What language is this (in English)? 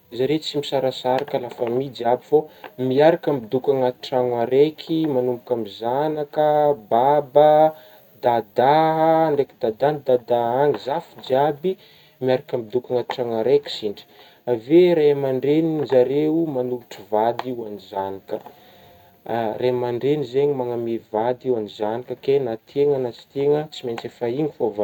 Northern Betsimisaraka Malagasy